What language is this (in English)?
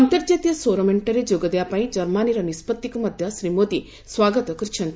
Odia